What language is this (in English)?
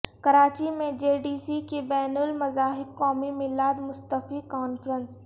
Urdu